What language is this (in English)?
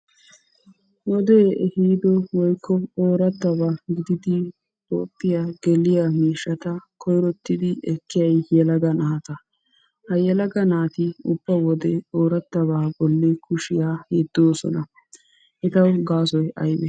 Wolaytta